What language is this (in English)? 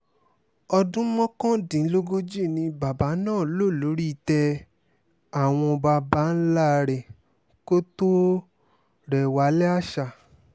Yoruba